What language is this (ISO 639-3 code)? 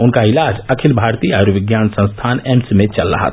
hin